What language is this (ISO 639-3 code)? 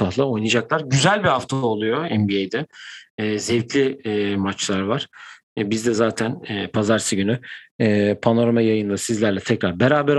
tur